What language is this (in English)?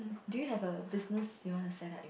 English